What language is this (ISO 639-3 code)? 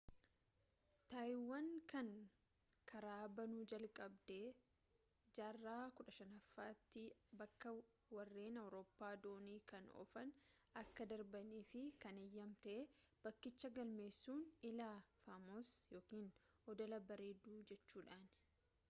orm